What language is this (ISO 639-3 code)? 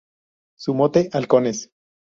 spa